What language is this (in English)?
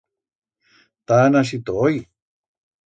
Aragonese